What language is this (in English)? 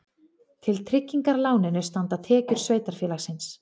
Icelandic